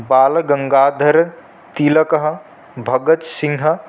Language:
Sanskrit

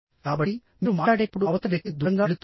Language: Telugu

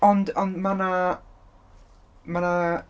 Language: Welsh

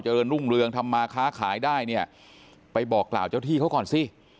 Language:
Thai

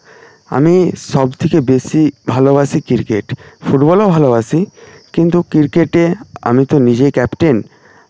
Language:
Bangla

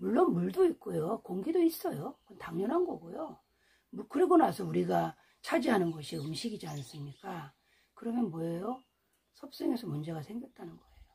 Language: Korean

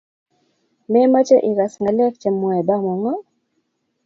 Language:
Kalenjin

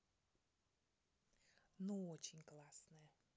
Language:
Russian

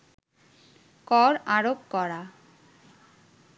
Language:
Bangla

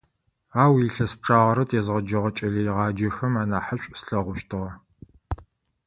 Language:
Adyghe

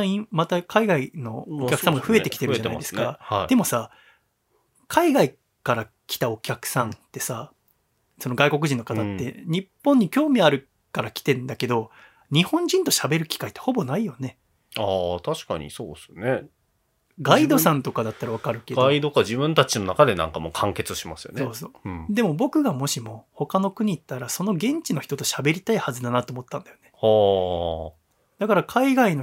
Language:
Japanese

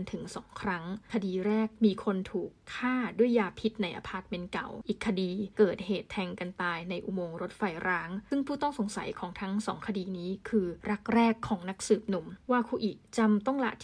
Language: Thai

